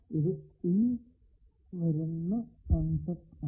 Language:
Malayalam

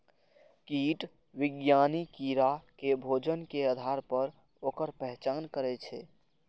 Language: Maithili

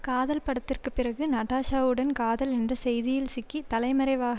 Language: Tamil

